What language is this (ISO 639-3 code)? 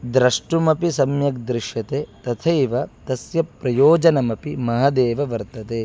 san